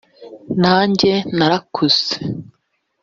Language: Kinyarwanda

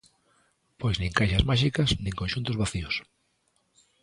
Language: Galician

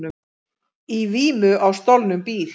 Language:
Icelandic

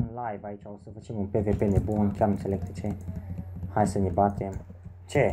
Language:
Romanian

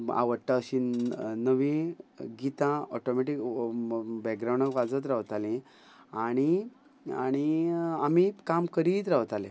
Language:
Konkani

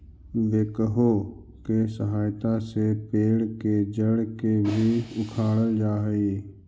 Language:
Magahi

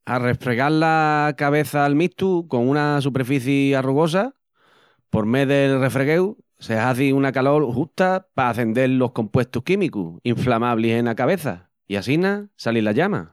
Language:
Extremaduran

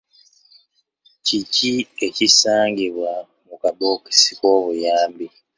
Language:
Ganda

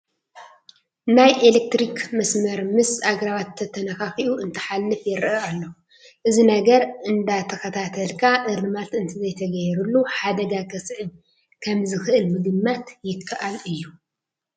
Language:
Tigrinya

